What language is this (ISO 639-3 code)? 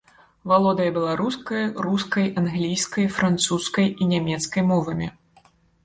bel